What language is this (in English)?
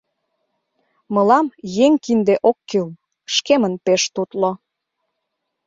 Mari